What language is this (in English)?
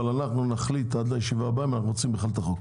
Hebrew